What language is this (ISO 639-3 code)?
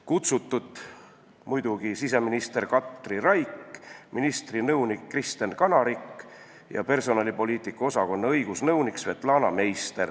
est